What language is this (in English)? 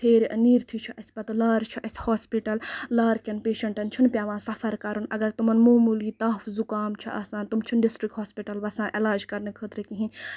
Kashmiri